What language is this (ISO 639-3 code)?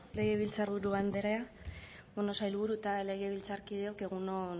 eus